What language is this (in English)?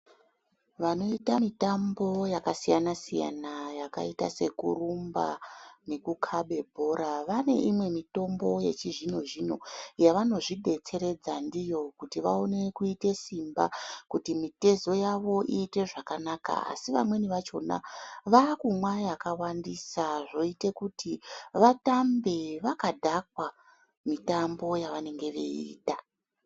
Ndau